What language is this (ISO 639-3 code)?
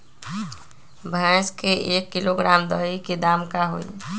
mag